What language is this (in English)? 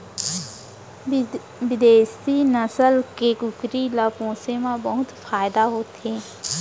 Chhattisgarhi